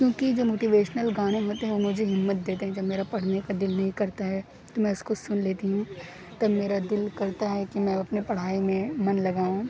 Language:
Urdu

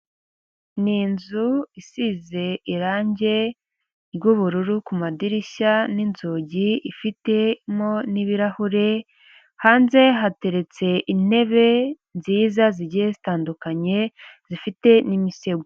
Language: Kinyarwanda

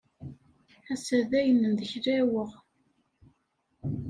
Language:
Kabyle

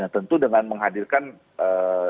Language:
Indonesian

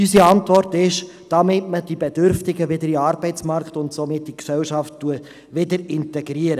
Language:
Swiss German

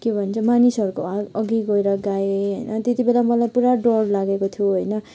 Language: Nepali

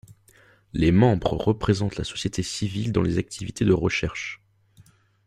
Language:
French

